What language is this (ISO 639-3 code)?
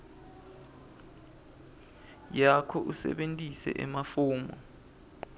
ssw